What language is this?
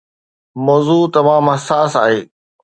Sindhi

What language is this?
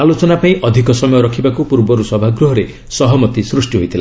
Odia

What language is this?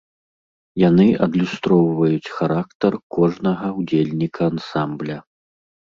Belarusian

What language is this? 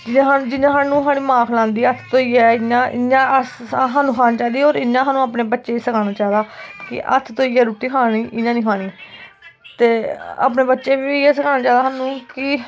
Dogri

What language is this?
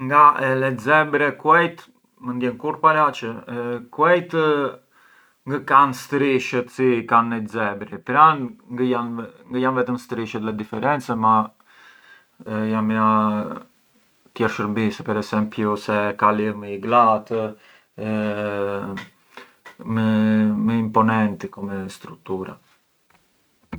Arbëreshë Albanian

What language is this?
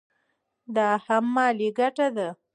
Pashto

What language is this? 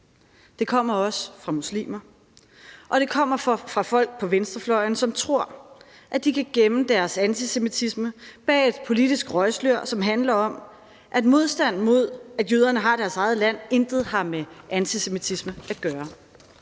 Danish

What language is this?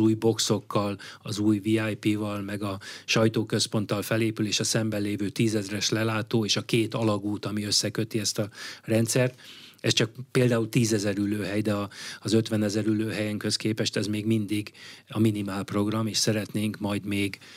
Hungarian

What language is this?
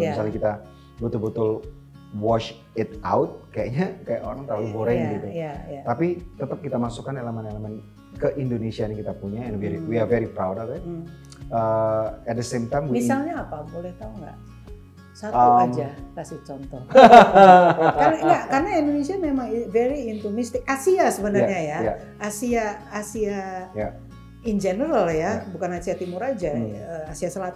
Indonesian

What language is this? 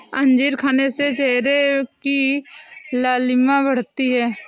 Hindi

